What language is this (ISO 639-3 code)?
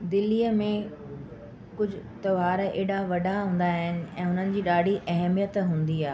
snd